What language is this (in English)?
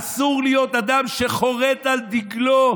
Hebrew